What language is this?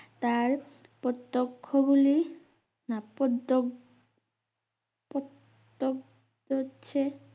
Bangla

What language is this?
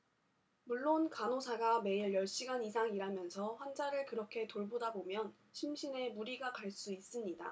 Korean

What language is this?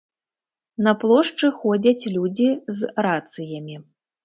Belarusian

